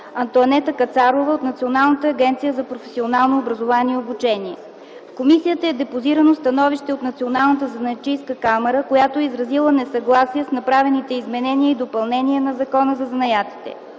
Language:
Bulgarian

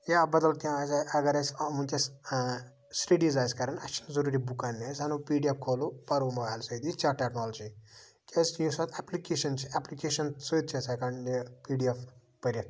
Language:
Kashmiri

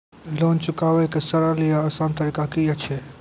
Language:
Maithili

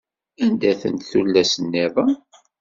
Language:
Kabyle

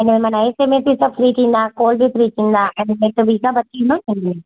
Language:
Sindhi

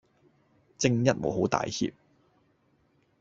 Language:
Cantonese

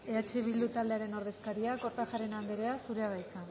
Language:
Basque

